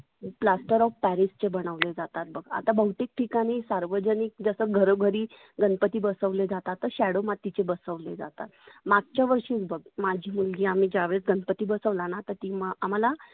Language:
Marathi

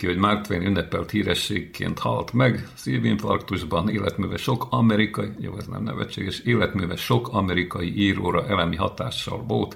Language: Hungarian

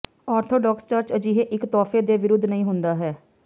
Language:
Punjabi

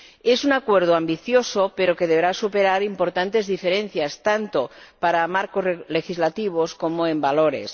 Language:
Spanish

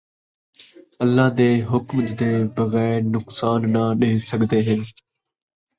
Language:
Saraiki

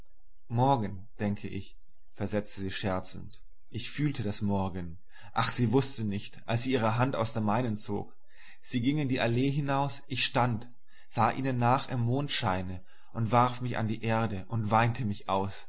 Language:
German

